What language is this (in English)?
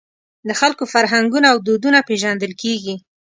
Pashto